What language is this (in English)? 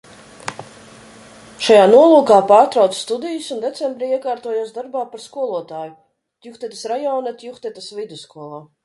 Latvian